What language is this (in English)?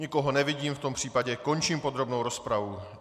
Czech